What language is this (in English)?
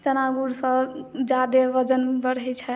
Maithili